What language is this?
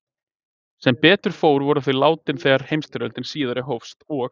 Icelandic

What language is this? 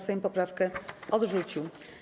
Polish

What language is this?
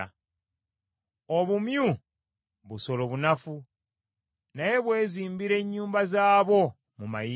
Ganda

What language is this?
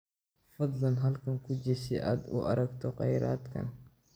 Somali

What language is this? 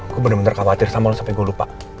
Indonesian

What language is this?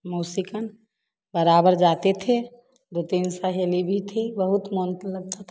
Hindi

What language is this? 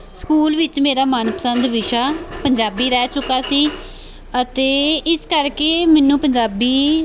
Punjabi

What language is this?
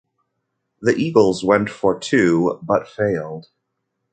English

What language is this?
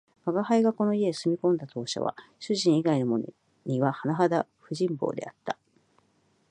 Japanese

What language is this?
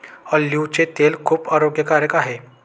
Marathi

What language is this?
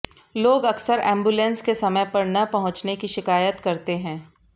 Hindi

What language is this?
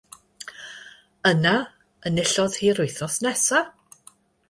Welsh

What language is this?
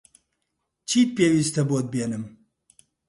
Central Kurdish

